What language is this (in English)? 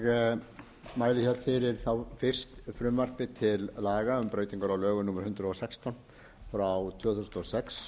Icelandic